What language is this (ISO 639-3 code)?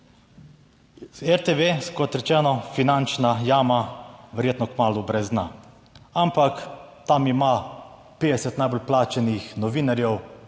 slv